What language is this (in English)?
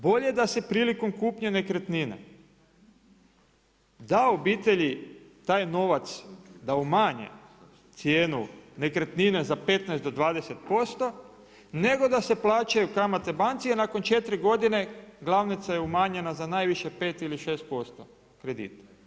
Croatian